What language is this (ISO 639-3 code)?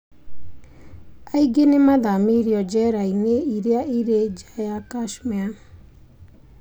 kik